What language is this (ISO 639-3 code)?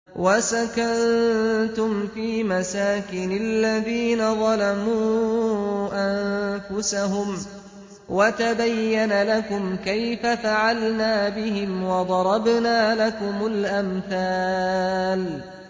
ara